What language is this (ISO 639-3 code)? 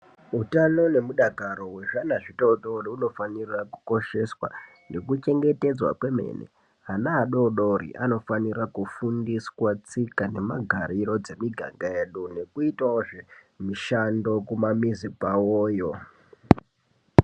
ndc